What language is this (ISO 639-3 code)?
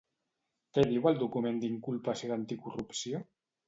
cat